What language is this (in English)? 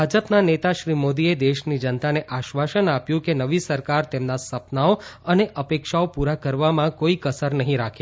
Gujarati